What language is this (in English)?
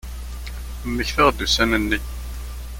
Kabyle